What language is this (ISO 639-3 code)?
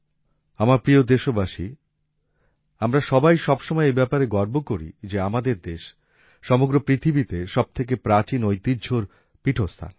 ben